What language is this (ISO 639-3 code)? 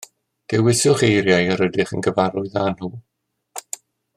cym